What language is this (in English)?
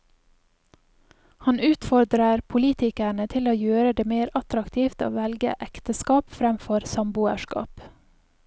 Norwegian